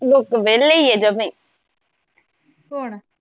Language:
Punjabi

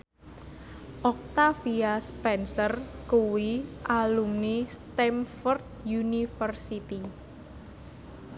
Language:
Javanese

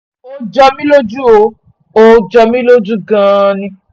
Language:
Yoruba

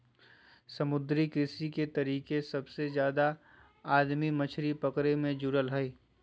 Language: Magahi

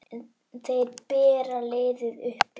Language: Icelandic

